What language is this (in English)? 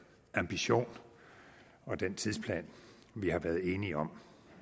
Danish